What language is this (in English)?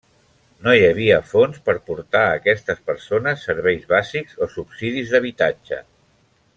Catalan